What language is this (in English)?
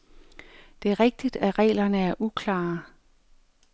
Danish